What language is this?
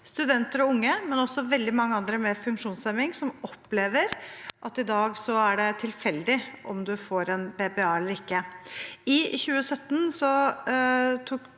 Norwegian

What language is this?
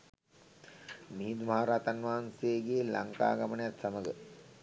Sinhala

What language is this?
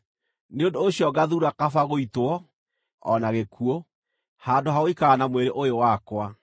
Kikuyu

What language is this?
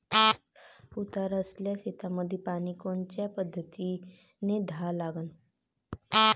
Marathi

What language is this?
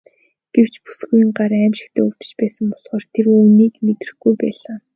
Mongolian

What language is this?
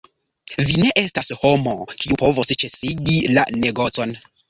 Esperanto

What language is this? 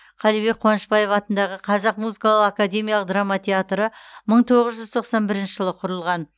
Kazakh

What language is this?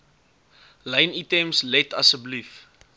Afrikaans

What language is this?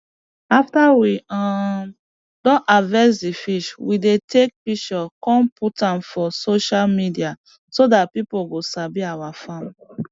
Nigerian Pidgin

